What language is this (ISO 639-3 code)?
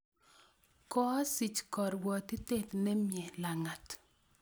kln